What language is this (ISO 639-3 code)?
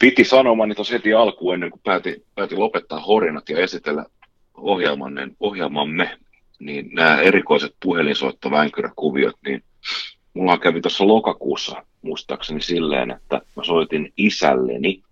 fin